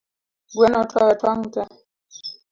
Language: Luo (Kenya and Tanzania)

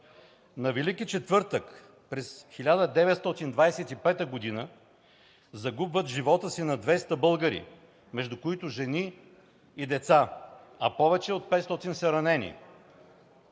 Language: Bulgarian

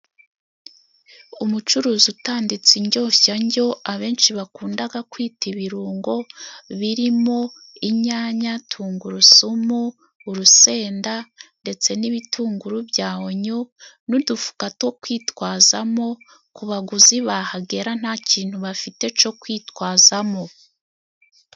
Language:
Kinyarwanda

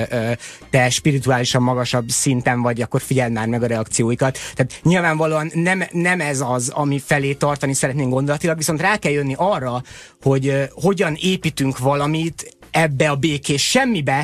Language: Hungarian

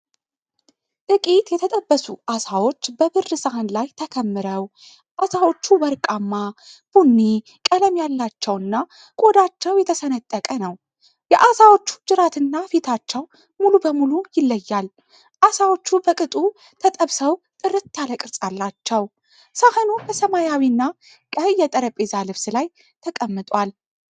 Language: Amharic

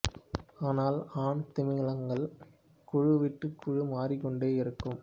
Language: Tamil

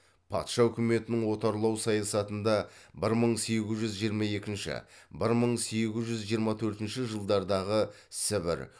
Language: Kazakh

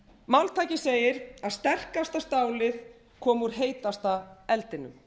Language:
Icelandic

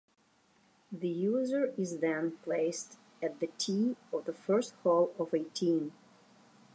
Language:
English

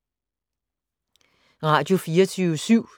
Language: Danish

